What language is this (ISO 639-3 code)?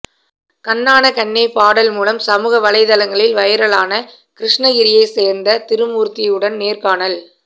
tam